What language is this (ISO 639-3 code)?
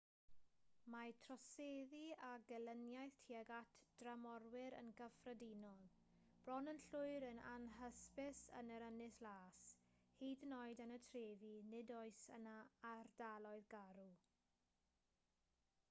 cym